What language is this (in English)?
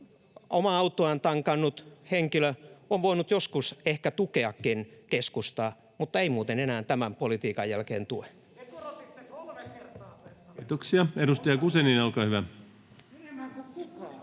Finnish